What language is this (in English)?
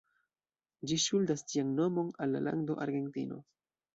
Esperanto